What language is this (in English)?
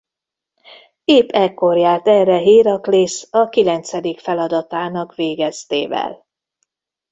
Hungarian